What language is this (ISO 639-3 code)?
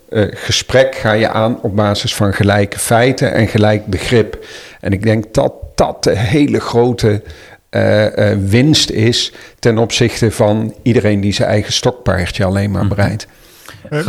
nld